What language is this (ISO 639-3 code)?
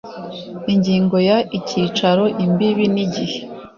kin